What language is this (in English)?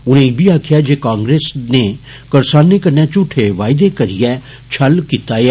Dogri